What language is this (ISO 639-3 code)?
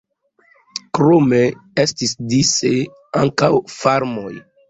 epo